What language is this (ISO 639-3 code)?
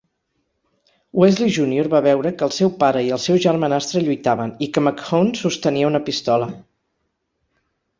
cat